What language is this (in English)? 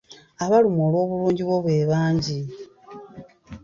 Ganda